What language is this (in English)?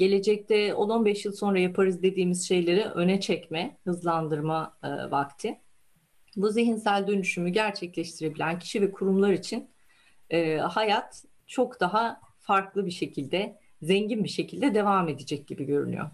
Turkish